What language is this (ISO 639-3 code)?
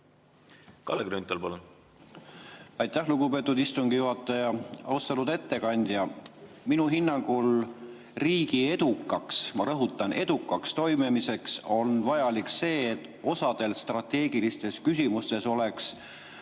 est